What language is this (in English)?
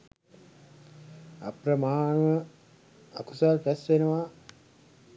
Sinhala